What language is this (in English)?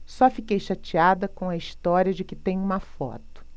Portuguese